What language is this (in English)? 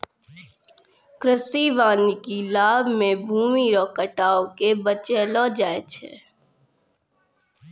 Maithili